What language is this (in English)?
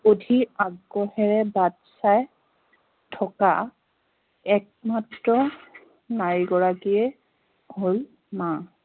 Assamese